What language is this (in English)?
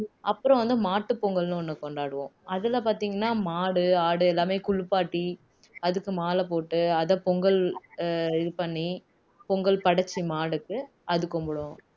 Tamil